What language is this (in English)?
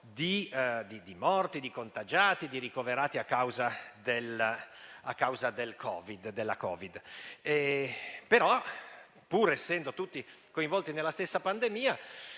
Italian